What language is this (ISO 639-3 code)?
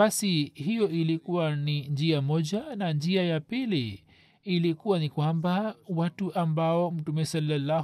swa